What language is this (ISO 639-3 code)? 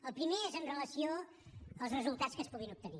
cat